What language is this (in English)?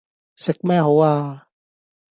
Cantonese